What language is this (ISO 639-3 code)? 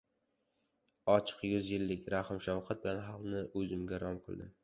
uzb